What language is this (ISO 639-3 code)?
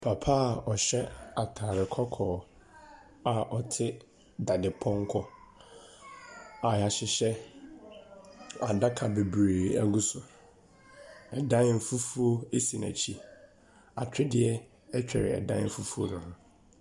aka